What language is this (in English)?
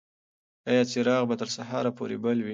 Pashto